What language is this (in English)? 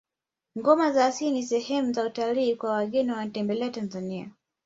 Swahili